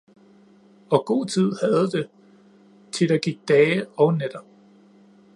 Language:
Danish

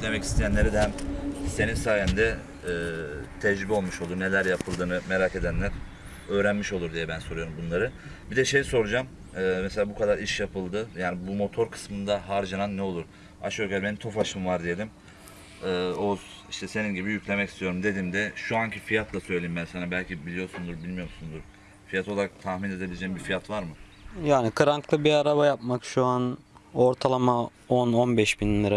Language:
Turkish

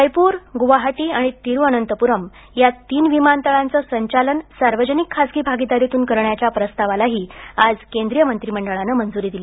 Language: Marathi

